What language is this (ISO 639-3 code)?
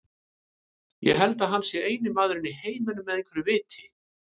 isl